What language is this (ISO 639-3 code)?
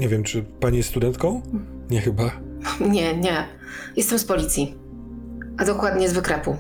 pol